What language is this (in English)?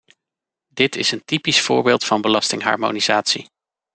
Dutch